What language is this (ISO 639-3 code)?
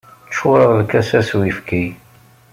kab